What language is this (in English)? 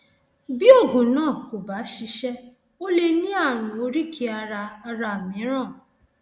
Yoruba